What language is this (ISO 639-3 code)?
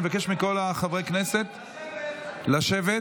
heb